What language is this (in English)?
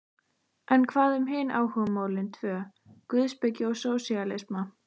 Icelandic